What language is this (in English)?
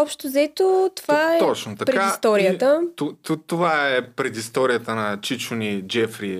Bulgarian